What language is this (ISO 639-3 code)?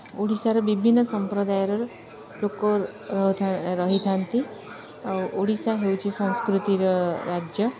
ori